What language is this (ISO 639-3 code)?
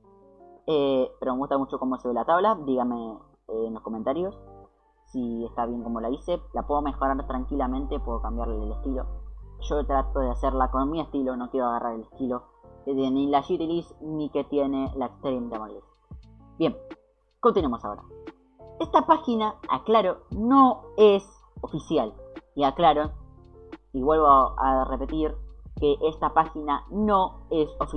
spa